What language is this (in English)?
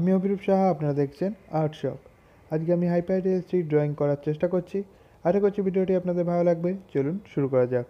Hindi